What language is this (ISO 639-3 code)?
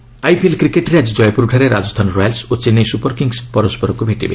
ori